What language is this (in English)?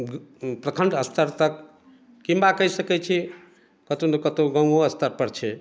Maithili